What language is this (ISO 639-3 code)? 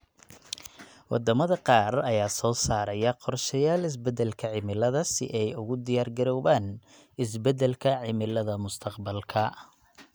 som